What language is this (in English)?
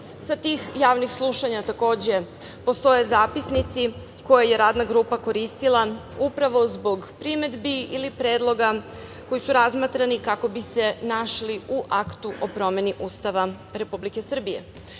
Serbian